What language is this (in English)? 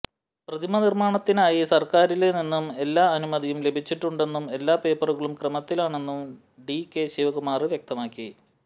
Malayalam